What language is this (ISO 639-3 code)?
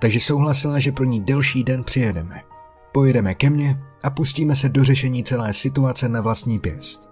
ces